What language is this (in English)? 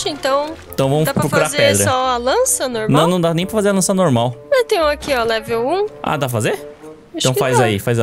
Portuguese